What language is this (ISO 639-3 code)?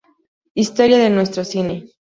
spa